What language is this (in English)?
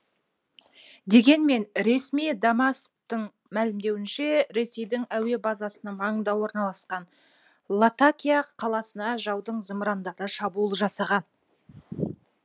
Kazakh